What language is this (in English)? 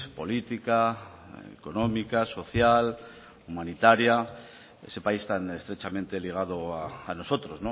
Spanish